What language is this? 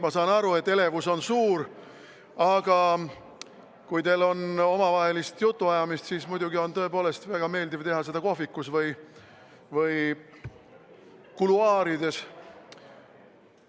Estonian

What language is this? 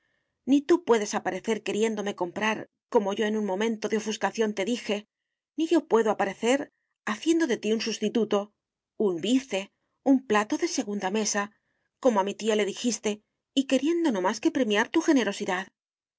Spanish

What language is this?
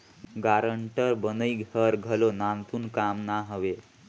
Chhattisgarhi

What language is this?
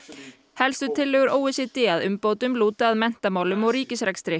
Icelandic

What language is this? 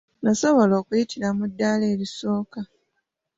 Ganda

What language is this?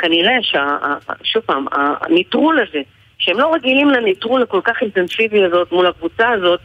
Hebrew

